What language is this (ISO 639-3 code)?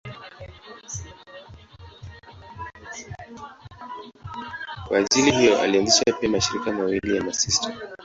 swa